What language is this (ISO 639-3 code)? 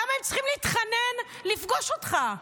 heb